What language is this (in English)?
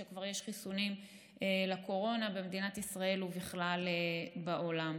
Hebrew